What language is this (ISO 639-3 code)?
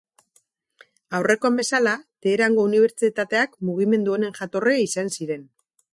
eus